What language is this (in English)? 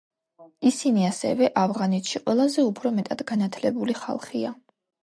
Georgian